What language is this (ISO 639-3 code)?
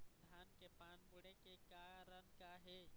hne